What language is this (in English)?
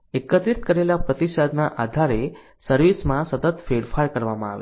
Gujarati